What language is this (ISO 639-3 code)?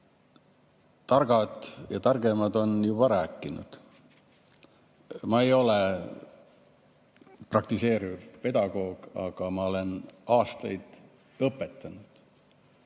est